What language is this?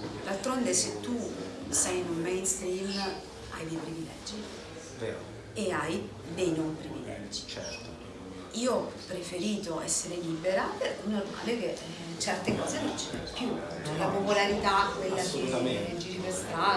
Italian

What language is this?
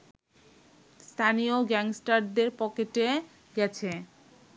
Bangla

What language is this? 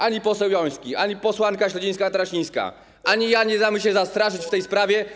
Polish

